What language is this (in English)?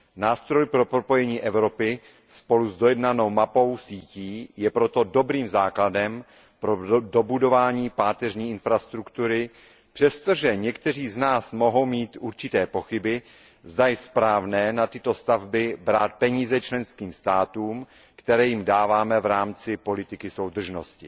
Czech